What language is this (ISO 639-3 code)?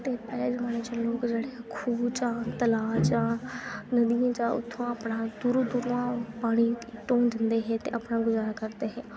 doi